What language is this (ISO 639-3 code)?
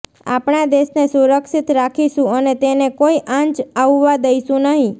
guj